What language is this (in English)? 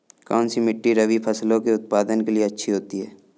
Hindi